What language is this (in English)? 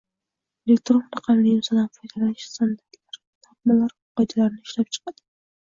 Uzbek